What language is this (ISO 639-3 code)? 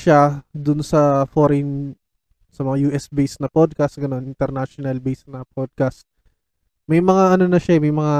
fil